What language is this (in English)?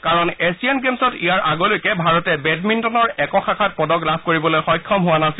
Assamese